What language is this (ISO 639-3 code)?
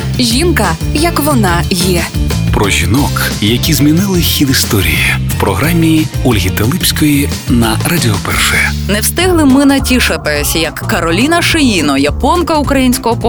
ukr